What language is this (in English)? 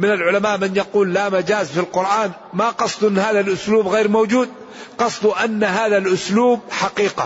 Arabic